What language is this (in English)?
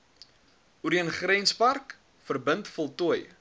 Afrikaans